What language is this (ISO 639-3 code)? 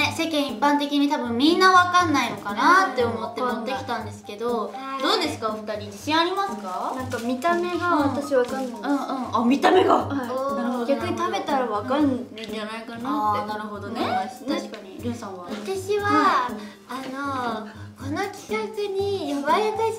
jpn